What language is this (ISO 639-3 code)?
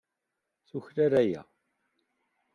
kab